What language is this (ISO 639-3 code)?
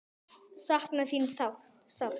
isl